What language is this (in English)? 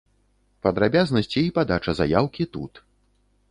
Belarusian